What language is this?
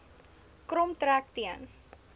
Afrikaans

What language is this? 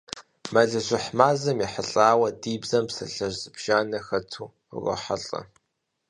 Kabardian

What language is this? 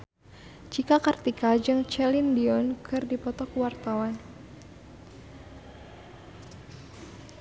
Sundanese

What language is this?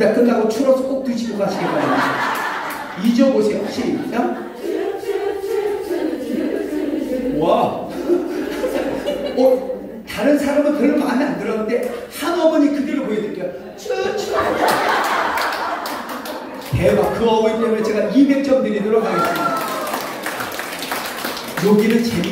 Korean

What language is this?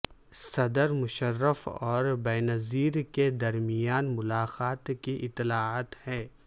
Urdu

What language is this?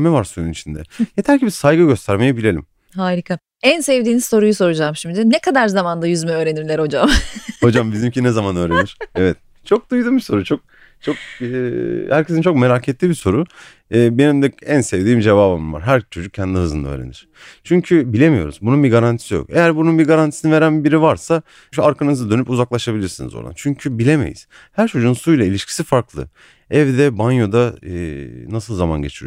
Turkish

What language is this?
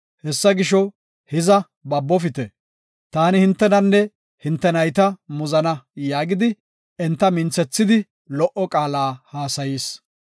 Gofa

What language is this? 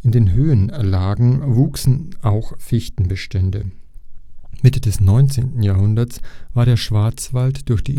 German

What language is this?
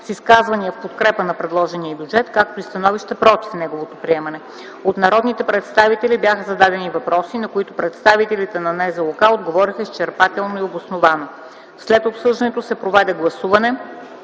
Bulgarian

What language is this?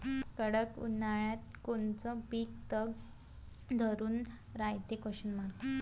Marathi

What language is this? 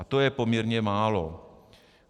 Czech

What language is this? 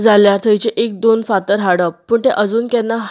Konkani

